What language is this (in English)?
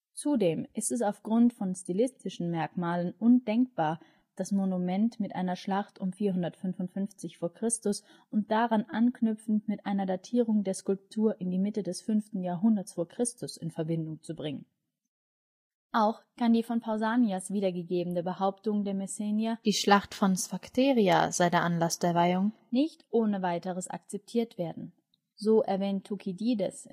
German